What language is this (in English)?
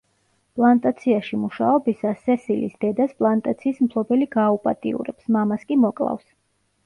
Georgian